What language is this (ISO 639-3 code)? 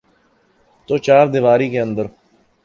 urd